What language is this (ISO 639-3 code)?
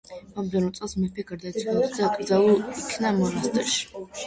kat